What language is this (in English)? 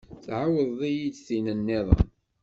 Kabyle